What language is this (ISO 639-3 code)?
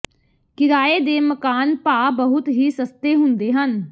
pan